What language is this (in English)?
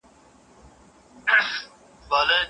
Pashto